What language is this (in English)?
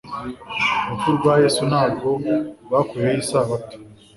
Kinyarwanda